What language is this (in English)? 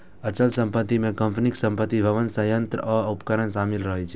Maithili